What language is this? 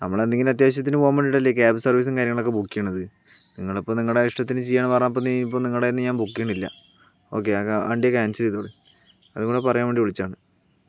Malayalam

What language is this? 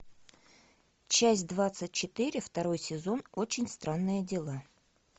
Russian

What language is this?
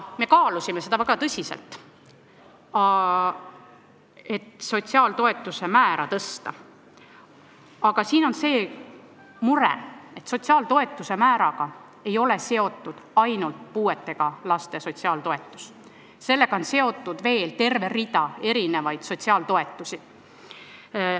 Estonian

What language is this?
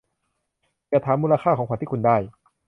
Thai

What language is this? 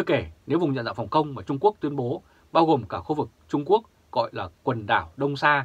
Vietnamese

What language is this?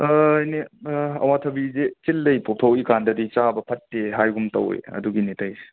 Manipuri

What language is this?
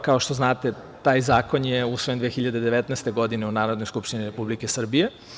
Serbian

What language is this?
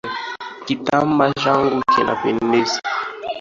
Swahili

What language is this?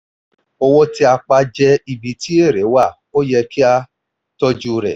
Yoruba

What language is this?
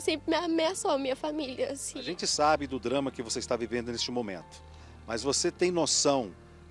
Portuguese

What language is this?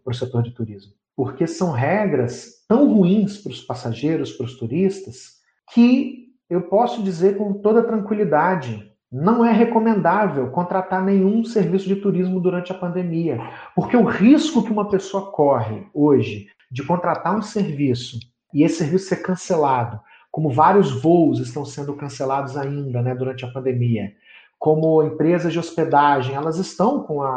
Portuguese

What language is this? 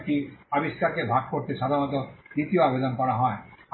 Bangla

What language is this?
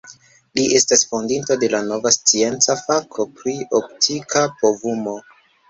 Esperanto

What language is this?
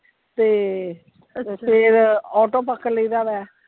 Punjabi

